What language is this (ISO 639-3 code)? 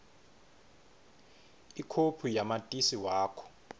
ssw